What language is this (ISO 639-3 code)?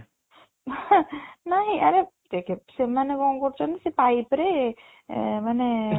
ori